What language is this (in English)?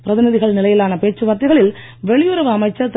Tamil